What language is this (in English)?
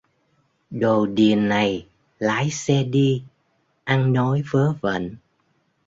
Vietnamese